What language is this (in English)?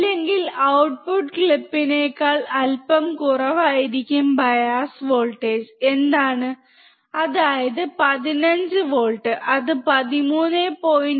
Malayalam